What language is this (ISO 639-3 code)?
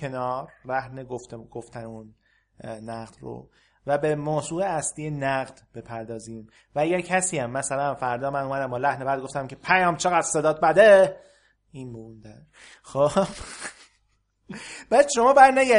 fas